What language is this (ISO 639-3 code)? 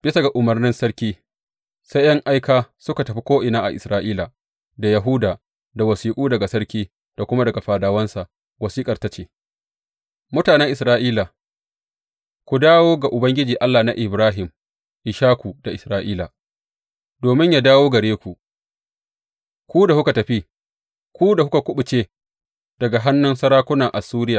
hau